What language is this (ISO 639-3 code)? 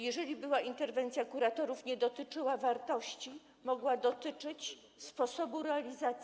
pol